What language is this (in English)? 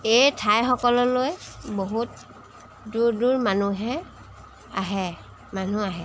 Assamese